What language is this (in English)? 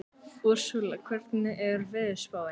Icelandic